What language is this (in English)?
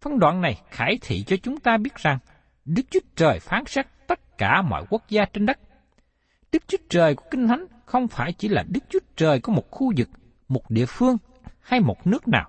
Vietnamese